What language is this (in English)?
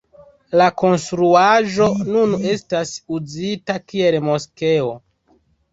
Esperanto